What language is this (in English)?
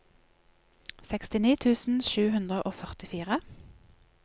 Norwegian